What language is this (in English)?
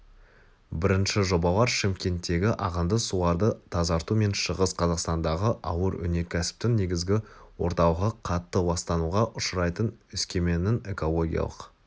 Kazakh